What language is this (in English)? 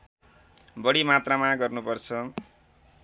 Nepali